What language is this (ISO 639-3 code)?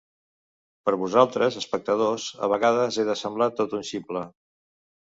cat